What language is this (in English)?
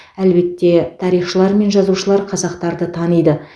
Kazakh